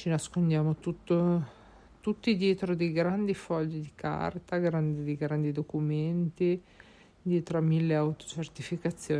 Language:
Italian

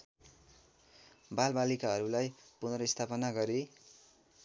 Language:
Nepali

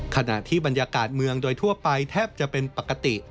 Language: Thai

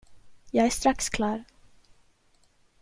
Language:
Swedish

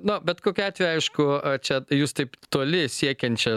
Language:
Lithuanian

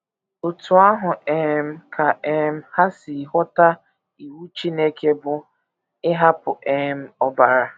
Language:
Igbo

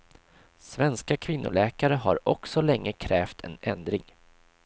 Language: Swedish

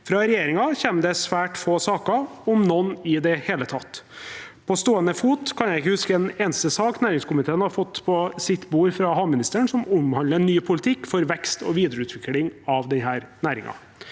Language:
Norwegian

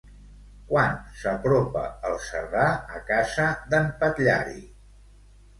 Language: Catalan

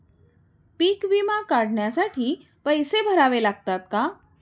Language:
Marathi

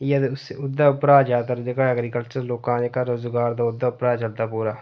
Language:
Dogri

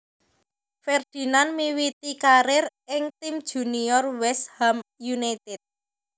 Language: Javanese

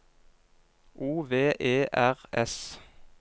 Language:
Norwegian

